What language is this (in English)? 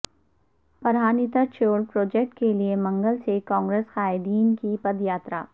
Urdu